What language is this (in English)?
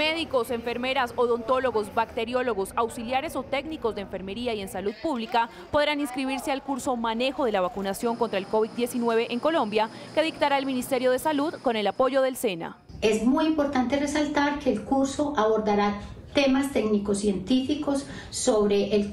Spanish